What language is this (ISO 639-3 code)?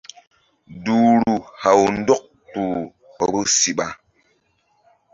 mdd